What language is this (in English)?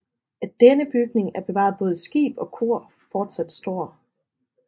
Danish